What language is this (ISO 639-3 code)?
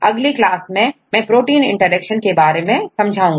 hin